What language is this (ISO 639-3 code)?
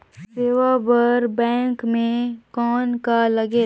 hne